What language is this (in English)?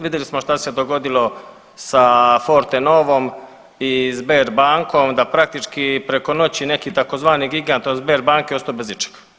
Croatian